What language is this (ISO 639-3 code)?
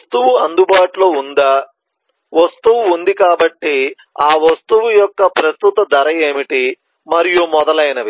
tel